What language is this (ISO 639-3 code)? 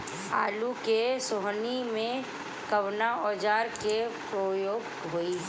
bho